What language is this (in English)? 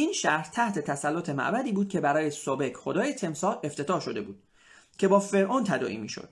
Persian